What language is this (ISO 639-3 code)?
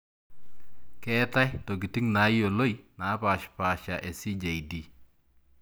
mas